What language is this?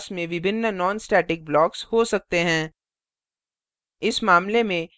Hindi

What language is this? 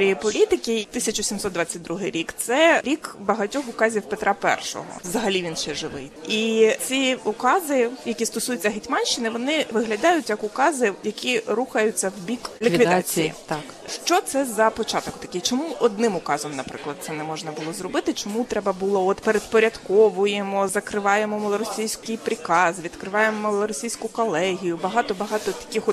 Ukrainian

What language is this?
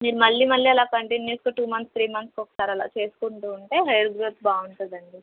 Telugu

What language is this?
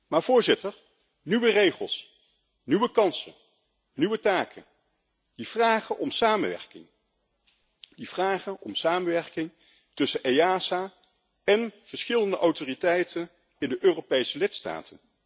Dutch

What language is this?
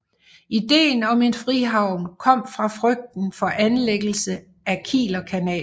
Danish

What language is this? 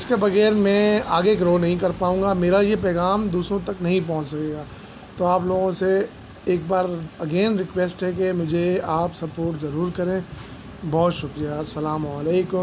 Urdu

